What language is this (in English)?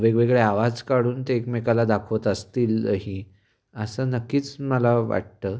Marathi